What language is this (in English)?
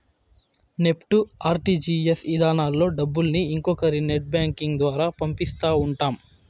Telugu